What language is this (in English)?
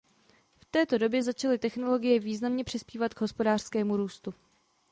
Czech